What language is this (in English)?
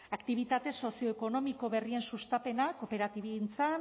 Basque